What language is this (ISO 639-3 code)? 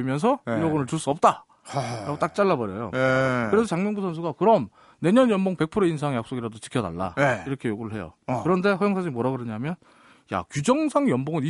kor